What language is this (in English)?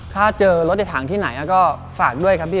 Thai